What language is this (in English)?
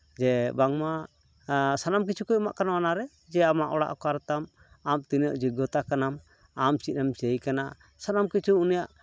Santali